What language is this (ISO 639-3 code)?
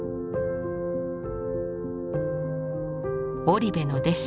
jpn